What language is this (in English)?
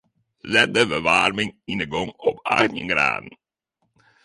Western Frisian